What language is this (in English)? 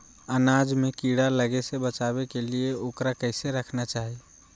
Magahi